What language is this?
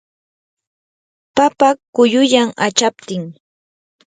Yanahuanca Pasco Quechua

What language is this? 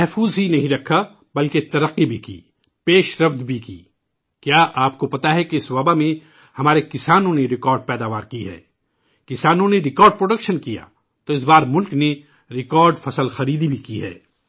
Urdu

